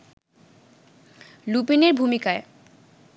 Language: Bangla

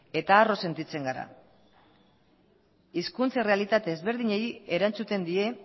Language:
Basque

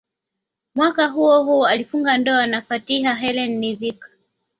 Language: Swahili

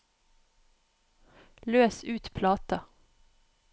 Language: Norwegian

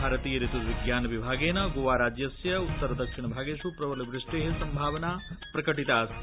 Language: Sanskrit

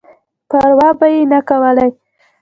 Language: Pashto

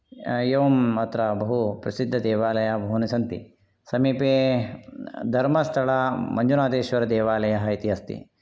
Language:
Sanskrit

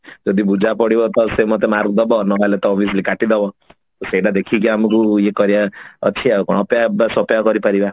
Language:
Odia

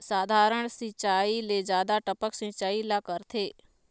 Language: Chhattisgarhi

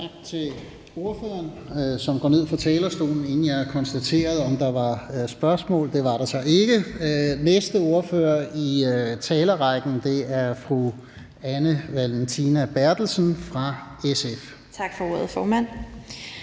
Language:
Danish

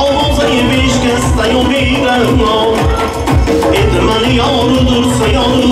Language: Turkish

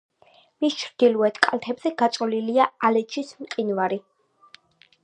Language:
Georgian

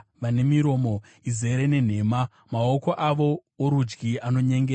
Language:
Shona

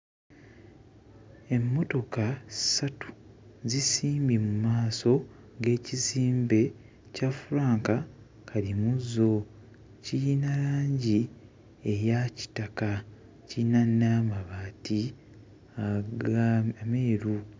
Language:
Ganda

